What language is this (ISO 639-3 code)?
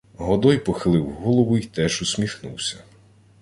ukr